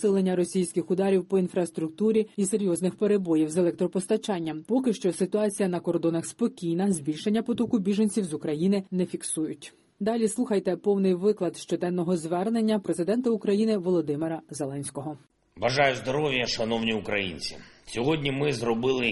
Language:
Ukrainian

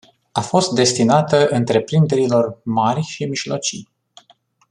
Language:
Romanian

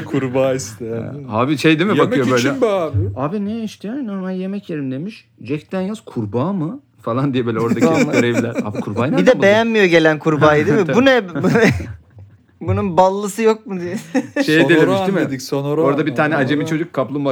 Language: Turkish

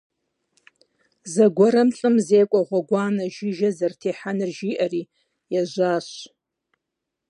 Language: Kabardian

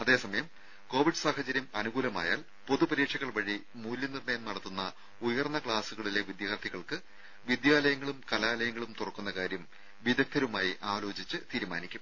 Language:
Malayalam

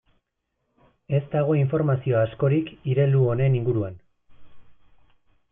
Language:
Basque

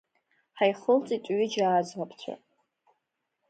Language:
Abkhazian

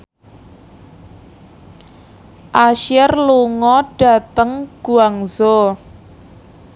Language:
Javanese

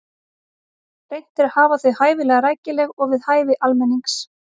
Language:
Icelandic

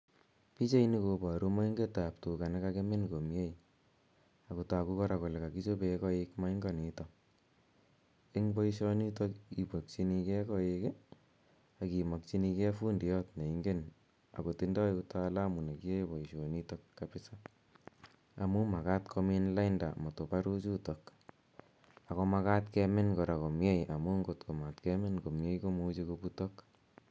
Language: Kalenjin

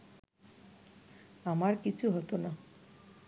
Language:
Bangla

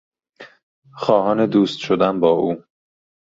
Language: Persian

